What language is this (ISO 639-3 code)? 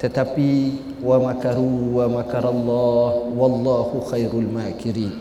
msa